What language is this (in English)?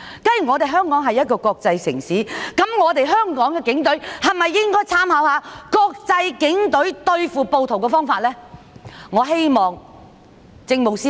Cantonese